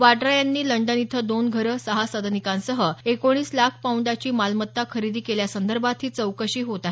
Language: Marathi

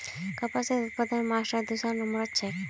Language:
Magahi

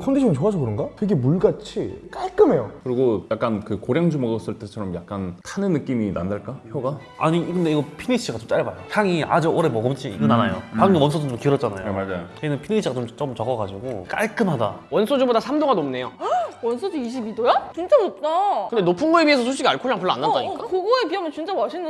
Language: Korean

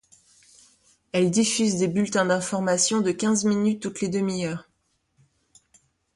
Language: French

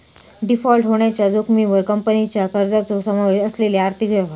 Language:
Marathi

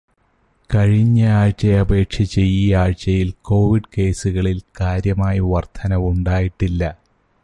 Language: Malayalam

